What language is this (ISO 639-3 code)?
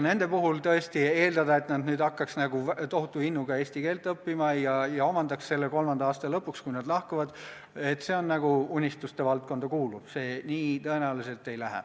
est